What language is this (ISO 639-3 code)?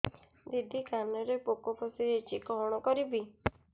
ori